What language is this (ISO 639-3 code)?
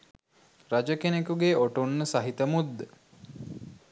sin